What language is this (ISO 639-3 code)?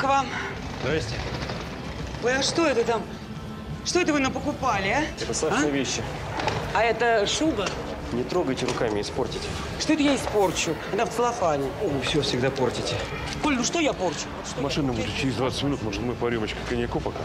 rus